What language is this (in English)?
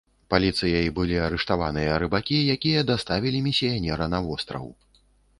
Belarusian